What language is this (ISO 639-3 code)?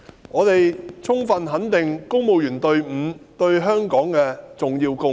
yue